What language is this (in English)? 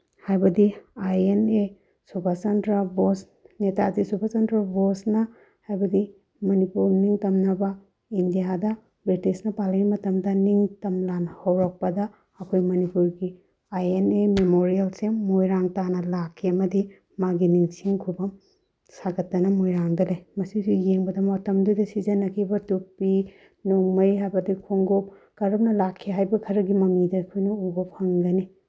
Manipuri